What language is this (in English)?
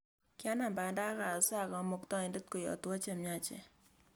Kalenjin